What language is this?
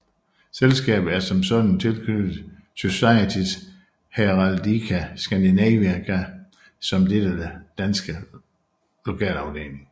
Danish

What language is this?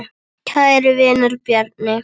Icelandic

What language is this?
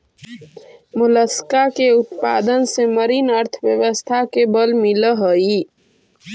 Magahi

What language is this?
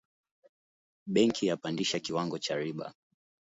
Swahili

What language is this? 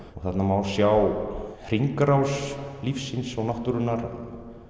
Icelandic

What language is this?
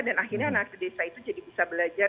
Indonesian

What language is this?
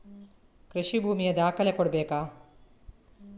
Kannada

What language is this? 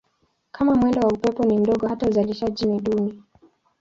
Swahili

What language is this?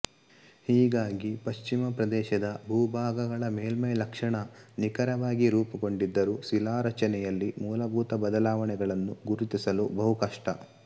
Kannada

